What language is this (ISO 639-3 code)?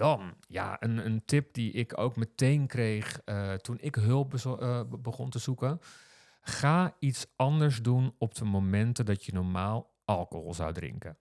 nld